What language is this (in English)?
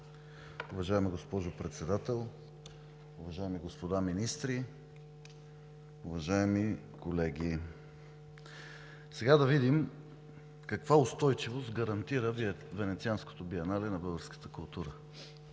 Bulgarian